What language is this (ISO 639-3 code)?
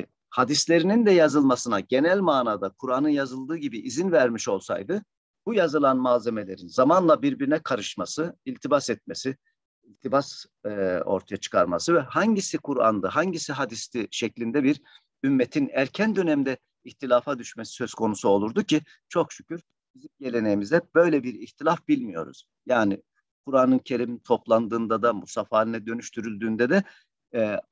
tur